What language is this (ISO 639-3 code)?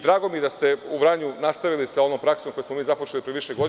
srp